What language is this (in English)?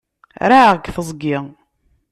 Kabyle